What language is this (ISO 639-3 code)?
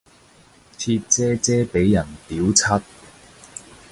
yue